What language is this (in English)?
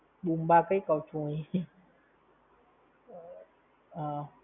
Gujarati